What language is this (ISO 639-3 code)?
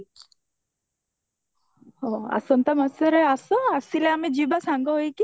ori